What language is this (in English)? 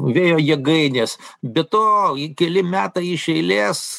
Lithuanian